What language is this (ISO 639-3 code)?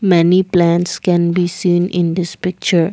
eng